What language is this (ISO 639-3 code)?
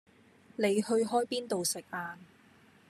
yue